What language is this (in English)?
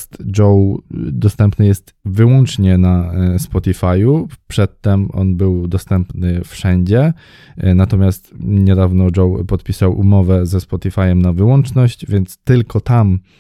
Polish